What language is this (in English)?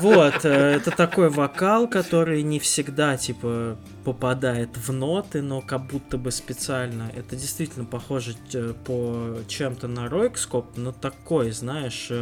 Russian